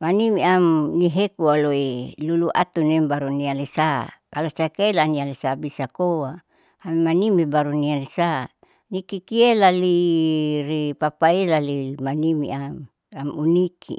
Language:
Saleman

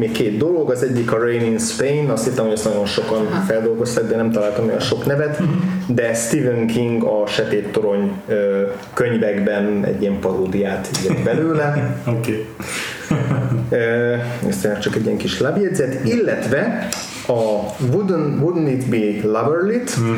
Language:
Hungarian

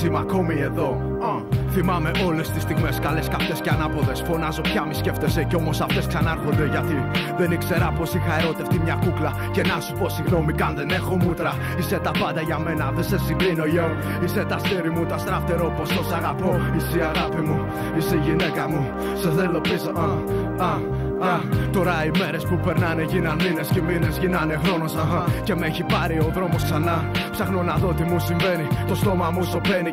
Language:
Greek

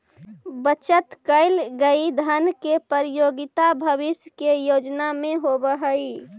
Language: Magahi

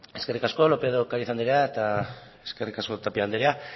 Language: Basque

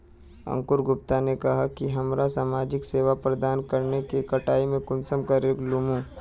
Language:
Magahi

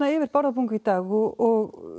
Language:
Icelandic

